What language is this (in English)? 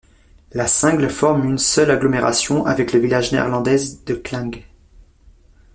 French